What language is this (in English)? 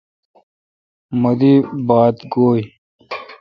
Kalkoti